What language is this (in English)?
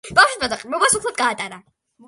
Georgian